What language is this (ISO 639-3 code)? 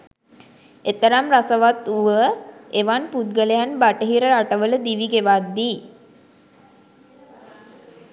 sin